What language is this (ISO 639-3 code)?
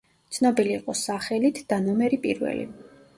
kat